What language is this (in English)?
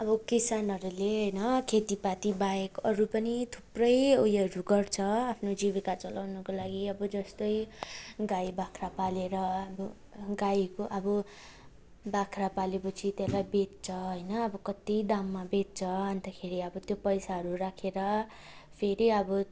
Nepali